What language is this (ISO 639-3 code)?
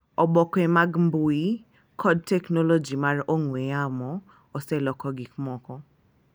luo